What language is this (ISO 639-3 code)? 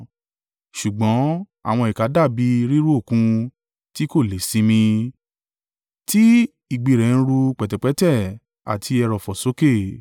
yor